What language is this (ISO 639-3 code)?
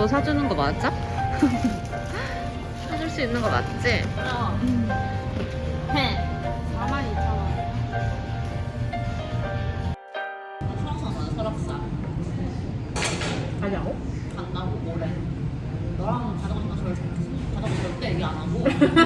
kor